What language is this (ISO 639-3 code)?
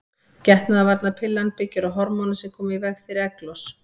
isl